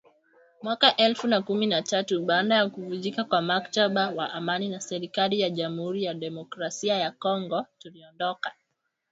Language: Swahili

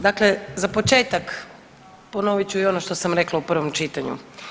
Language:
Croatian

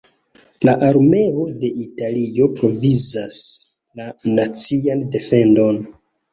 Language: Esperanto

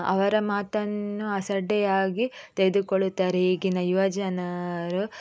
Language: Kannada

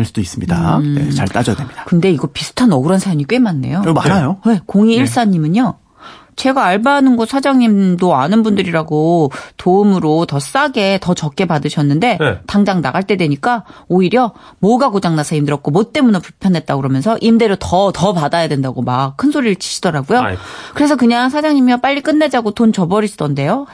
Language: Korean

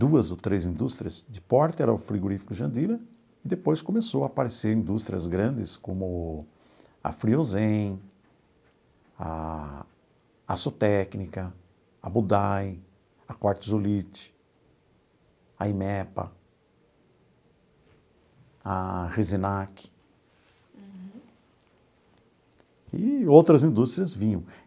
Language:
Portuguese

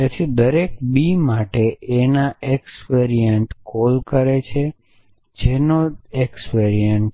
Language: Gujarati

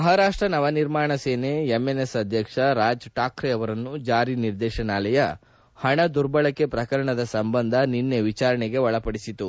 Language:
Kannada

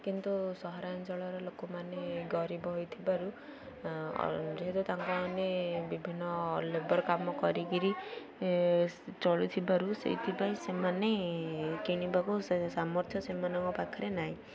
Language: Odia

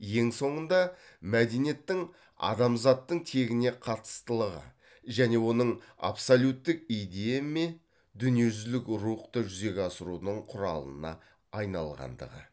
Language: Kazakh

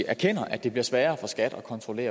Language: Danish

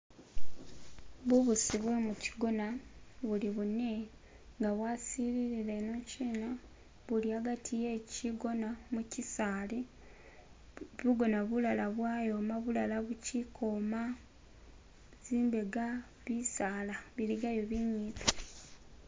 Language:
Masaaba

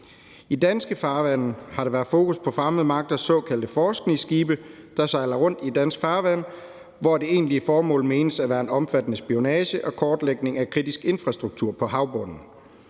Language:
Danish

